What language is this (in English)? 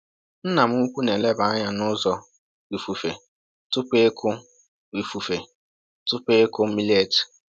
Igbo